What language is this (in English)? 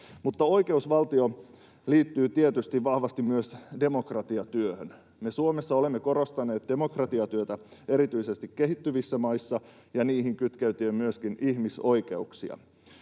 Finnish